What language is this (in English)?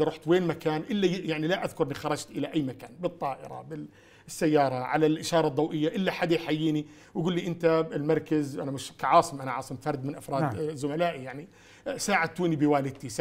Arabic